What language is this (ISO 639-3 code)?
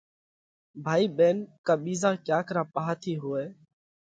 kvx